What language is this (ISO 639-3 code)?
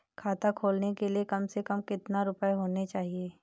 hin